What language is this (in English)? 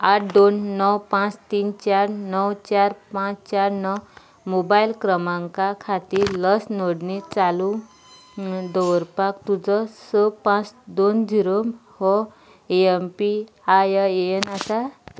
Konkani